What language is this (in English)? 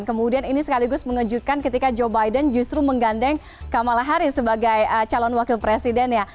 Indonesian